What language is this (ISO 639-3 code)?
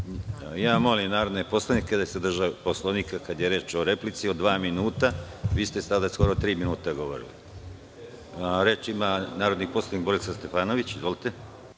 srp